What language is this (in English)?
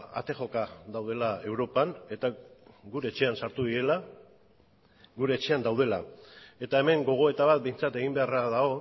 Basque